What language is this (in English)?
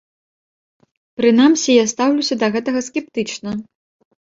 Belarusian